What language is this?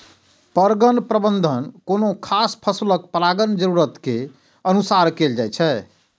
Maithili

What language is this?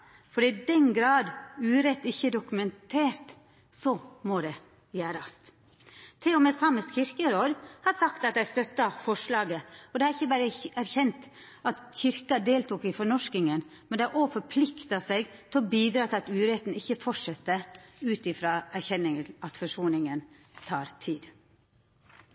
Norwegian Nynorsk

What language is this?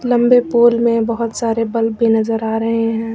Hindi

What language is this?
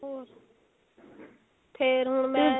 Punjabi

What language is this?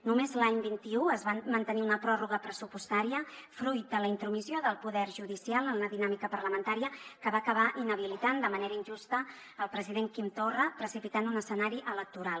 Catalan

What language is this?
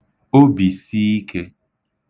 Igbo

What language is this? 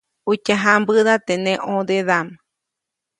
Copainalá Zoque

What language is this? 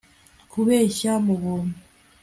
Kinyarwanda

